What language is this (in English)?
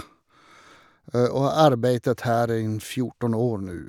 Norwegian